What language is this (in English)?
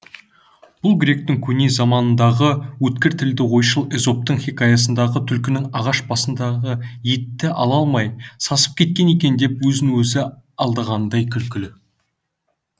Kazakh